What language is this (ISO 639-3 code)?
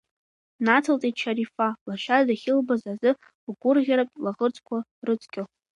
abk